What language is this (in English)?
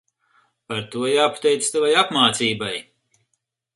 Latvian